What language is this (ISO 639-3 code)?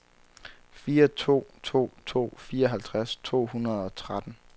dan